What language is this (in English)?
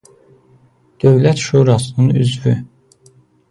Azerbaijani